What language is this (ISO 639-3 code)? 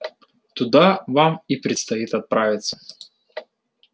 rus